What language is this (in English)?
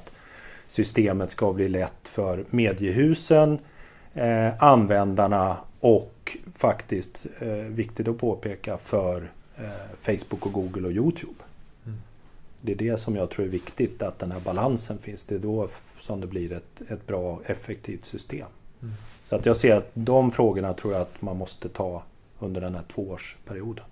Swedish